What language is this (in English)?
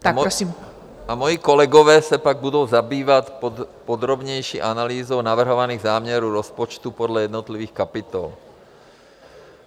Czech